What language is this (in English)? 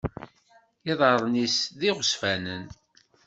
Kabyle